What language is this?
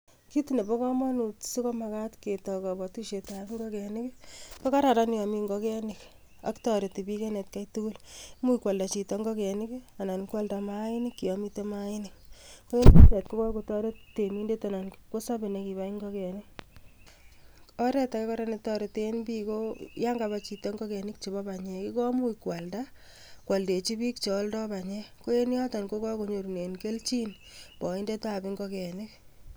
Kalenjin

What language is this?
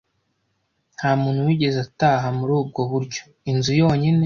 Kinyarwanda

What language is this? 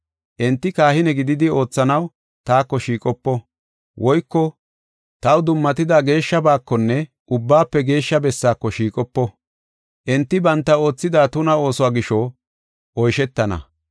Gofa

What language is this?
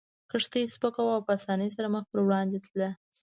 Pashto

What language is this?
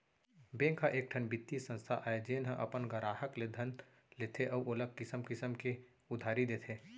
Chhattisgarhi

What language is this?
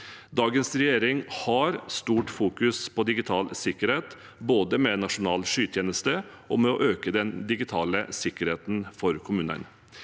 Norwegian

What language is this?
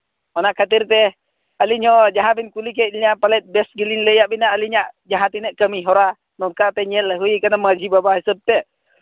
Santali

